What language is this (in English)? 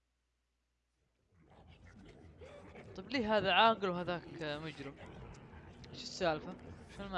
Arabic